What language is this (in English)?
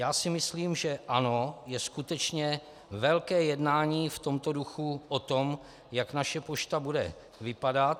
Czech